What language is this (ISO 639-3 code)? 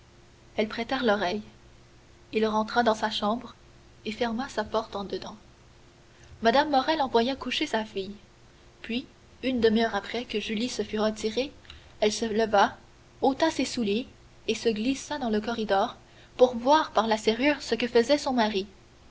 fra